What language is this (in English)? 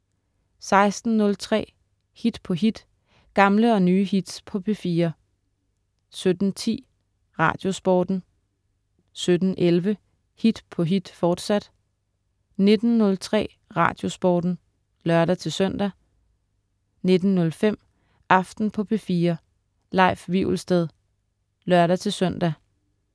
Danish